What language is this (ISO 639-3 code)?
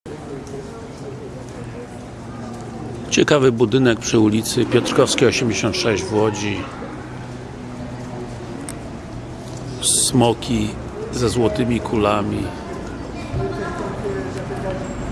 pol